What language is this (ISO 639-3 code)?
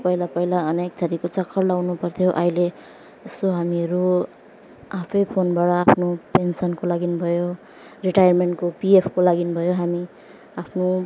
nep